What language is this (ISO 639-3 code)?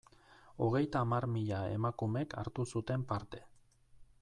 eus